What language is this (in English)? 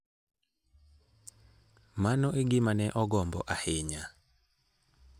Luo (Kenya and Tanzania)